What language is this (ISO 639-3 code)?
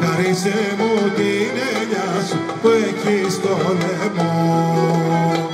ell